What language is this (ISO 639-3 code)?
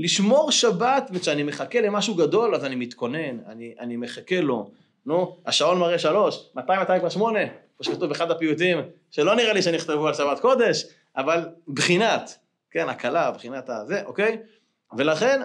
heb